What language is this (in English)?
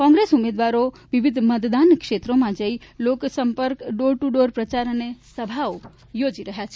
Gujarati